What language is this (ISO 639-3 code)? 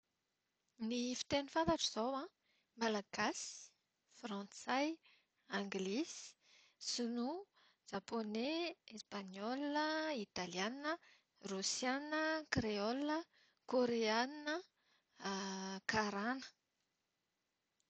mlg